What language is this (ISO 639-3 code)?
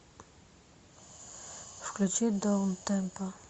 rus